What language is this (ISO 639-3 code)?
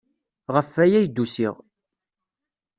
kab